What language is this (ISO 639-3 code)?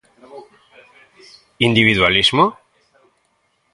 glg